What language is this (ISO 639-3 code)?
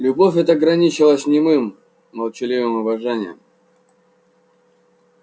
rus